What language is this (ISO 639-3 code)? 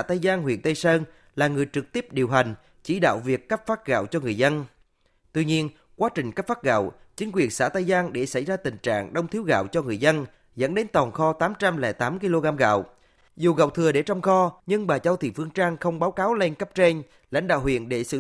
vie